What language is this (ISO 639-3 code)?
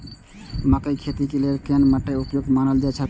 mai